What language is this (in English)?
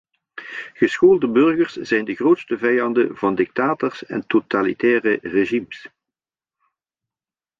Dutch